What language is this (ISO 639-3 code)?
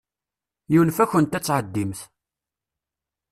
kab